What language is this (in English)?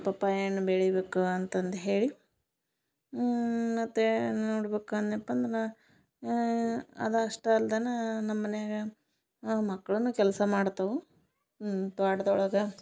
Kannada